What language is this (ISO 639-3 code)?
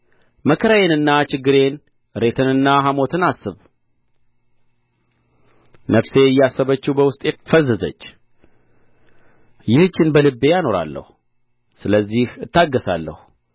amh